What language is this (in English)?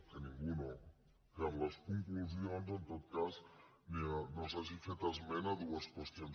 Catalan